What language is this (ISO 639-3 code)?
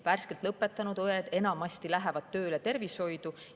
est